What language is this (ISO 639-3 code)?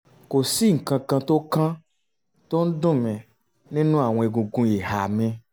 yor